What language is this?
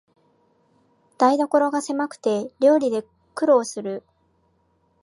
Japanese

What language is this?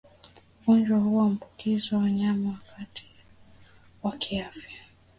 Swahili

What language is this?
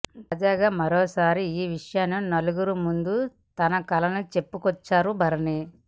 Telugu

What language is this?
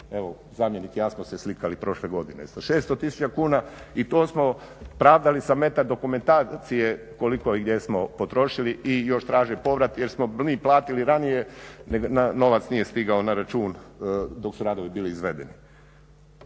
Croatian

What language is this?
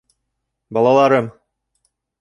Bashkir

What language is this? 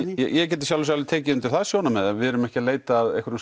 Icelandic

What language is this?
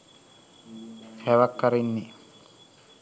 Sinhala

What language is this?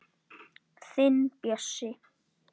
Icelandic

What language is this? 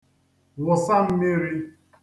Igbo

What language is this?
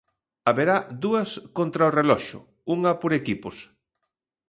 Galician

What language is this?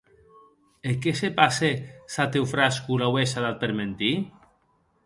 Occitan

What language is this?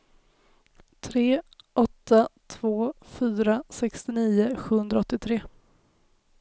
Swedish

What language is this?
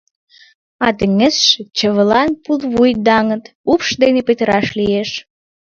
Mari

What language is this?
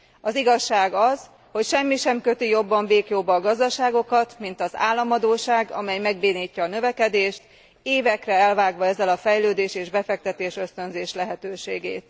Hungarian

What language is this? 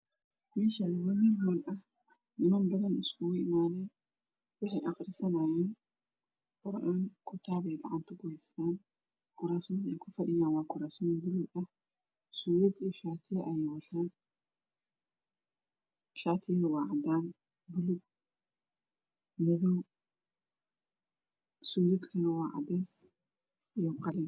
Somali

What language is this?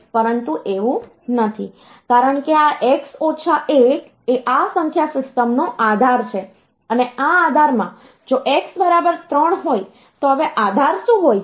Gujarati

